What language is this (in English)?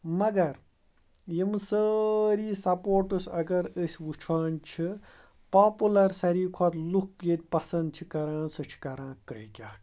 Kashmiri